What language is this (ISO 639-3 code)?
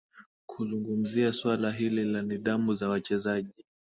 swa